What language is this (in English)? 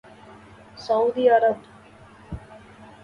Urdu